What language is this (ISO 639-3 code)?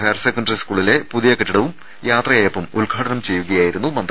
mal